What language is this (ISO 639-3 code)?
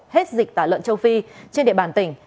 vie